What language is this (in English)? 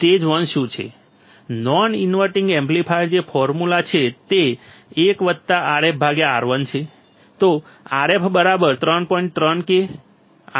Gujarati